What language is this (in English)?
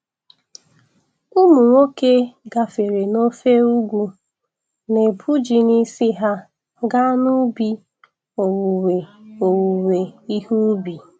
Igbo